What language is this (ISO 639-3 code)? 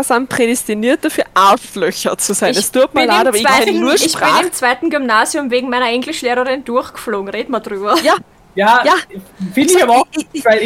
deu